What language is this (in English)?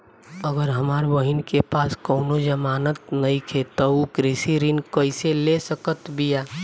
Bhojpuri